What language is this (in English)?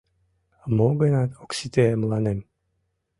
Mari